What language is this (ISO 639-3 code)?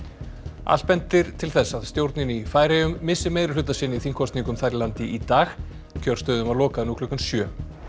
isl